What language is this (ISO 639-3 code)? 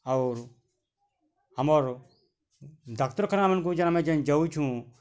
ori